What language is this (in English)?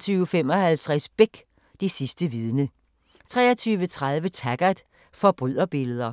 Danish